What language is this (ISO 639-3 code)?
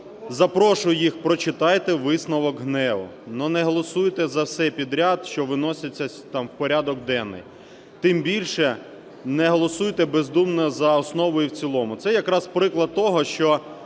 ukr